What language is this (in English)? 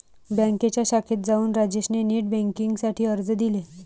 Marathi